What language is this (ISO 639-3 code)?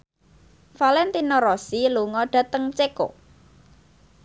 jav